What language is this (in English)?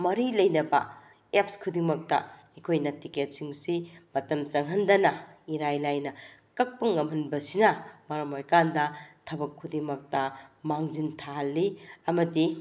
Manipuri